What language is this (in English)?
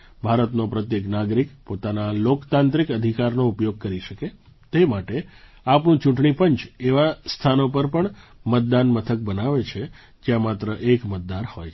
Gujarati